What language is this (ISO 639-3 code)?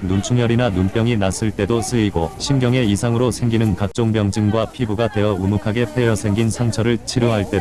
kor